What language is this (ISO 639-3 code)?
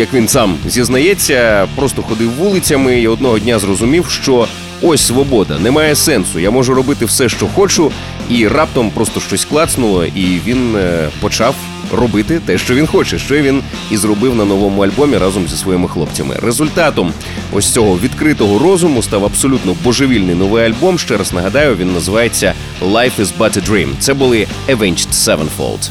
ukr